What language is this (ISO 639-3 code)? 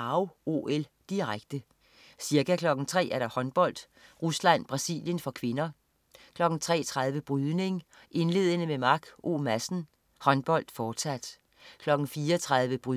dan